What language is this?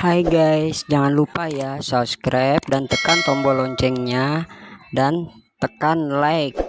Indonesian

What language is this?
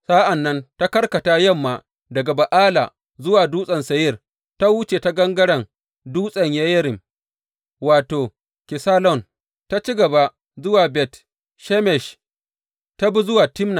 Hausa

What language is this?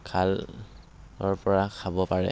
Assamese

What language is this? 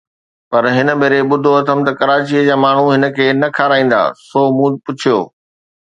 Sindhi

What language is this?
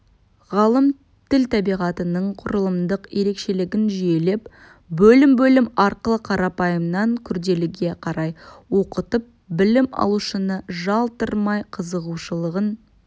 Kazakh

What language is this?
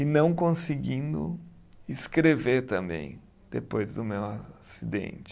Portuguese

